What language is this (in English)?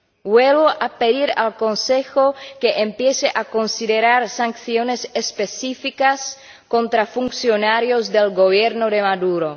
Spanish